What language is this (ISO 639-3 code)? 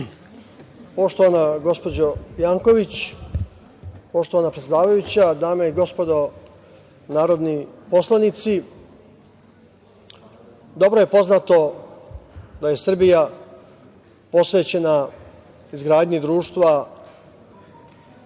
srp